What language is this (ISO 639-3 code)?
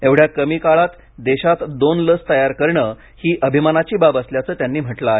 mar